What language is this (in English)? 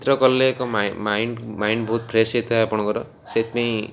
Odia